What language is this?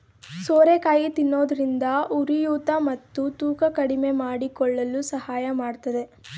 Kannada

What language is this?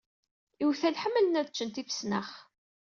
Kabyle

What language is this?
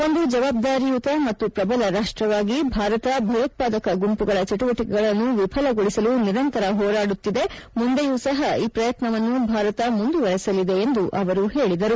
Kannada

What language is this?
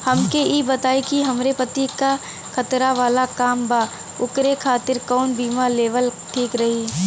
Bhojpuri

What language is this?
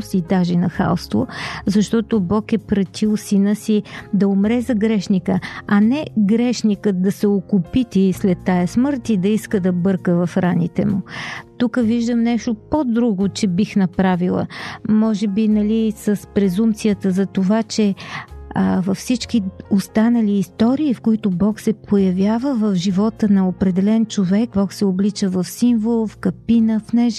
Bulgarian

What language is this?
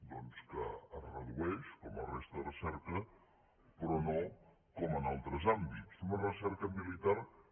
Catalan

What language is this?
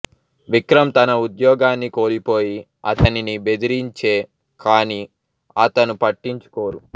Telugu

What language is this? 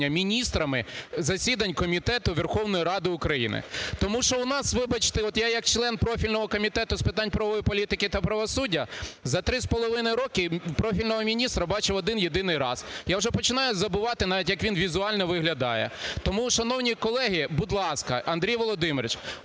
Ukrainian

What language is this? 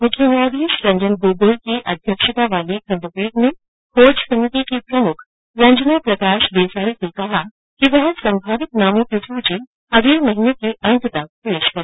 Hindi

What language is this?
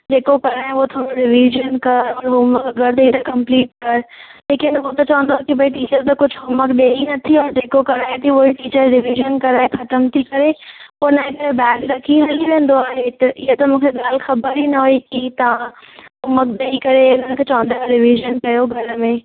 Sindhi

